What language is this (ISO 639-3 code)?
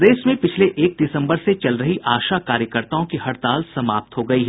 hin